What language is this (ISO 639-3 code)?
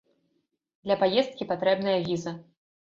bel